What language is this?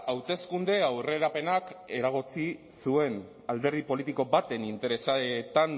Basque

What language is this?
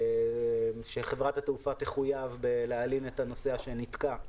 Hebrew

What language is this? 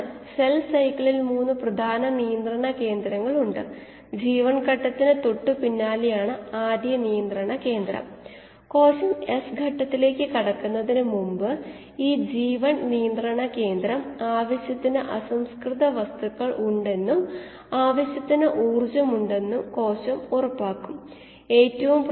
Malayalam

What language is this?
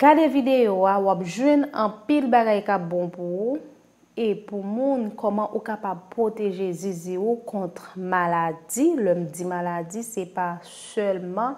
French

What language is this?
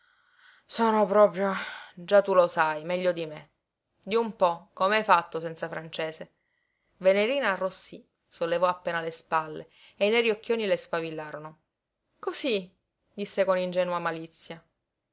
Italian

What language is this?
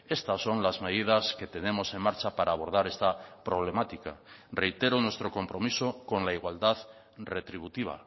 Spanish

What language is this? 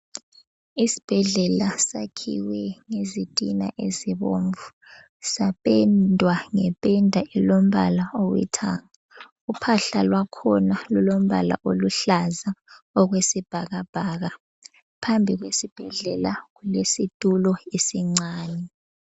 North Ndebele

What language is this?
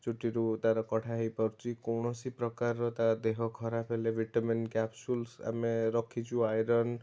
Odia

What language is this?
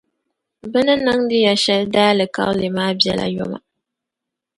Dagbani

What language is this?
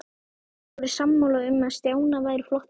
Icelandic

